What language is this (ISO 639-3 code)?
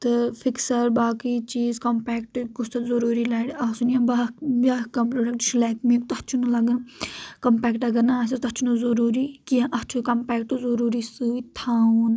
kas